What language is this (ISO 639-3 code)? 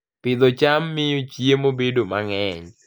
luo